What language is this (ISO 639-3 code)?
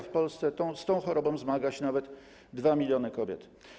pol